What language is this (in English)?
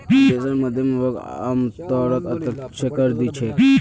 Magahi